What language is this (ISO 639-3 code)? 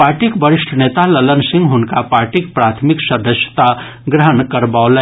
mai